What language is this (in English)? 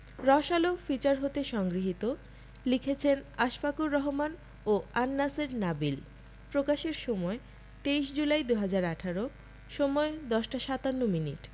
Bangla